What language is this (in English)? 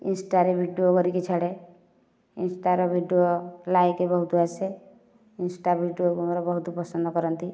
Odia